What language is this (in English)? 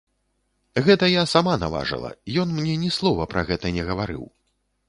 Belarusian